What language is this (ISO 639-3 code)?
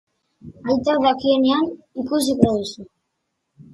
eus